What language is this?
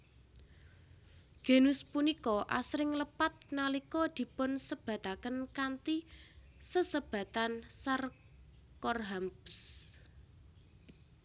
Javanese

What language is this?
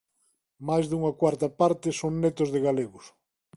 Galician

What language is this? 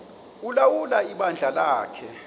Xhosa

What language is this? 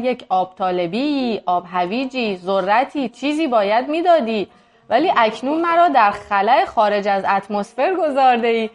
Persian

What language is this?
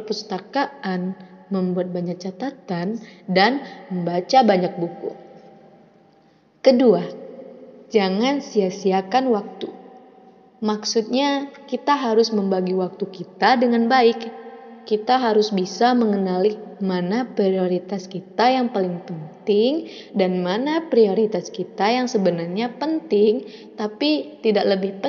Indonesian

